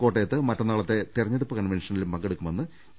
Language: Malayalam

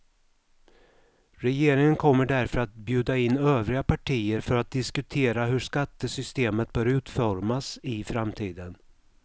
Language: Swedish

